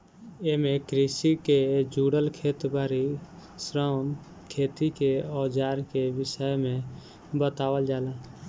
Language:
Bhojpuri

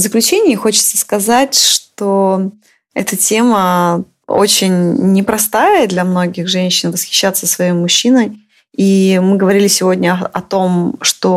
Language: Russian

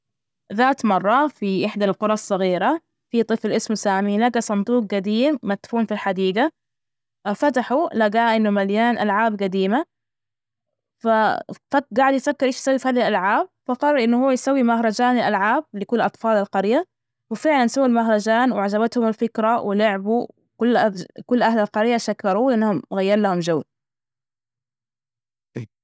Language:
Najdi Arabic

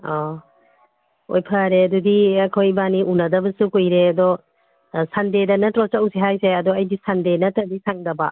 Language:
Manipuri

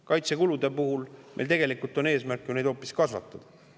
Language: Estonian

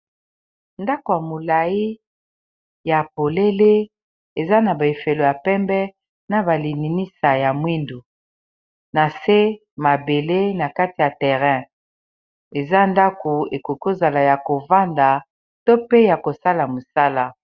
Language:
Lingala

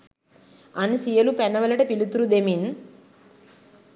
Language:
Sinhala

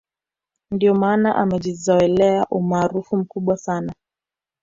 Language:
Swahili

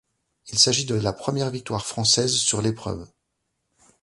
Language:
French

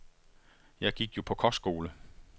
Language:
Danish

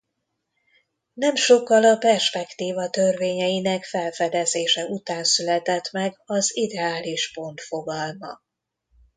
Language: Hungarian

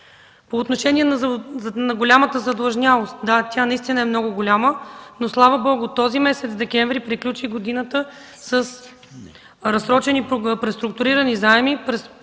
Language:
Bulgarian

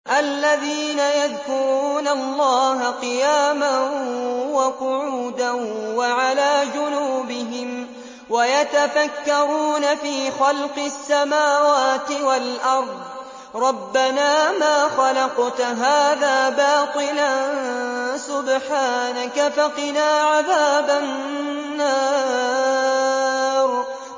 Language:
Arabic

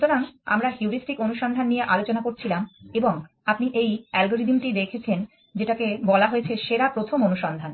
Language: Bangla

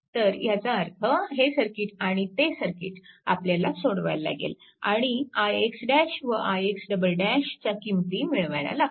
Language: Marathi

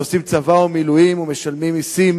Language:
Hebrew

